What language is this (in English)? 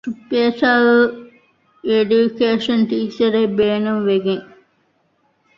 Divehi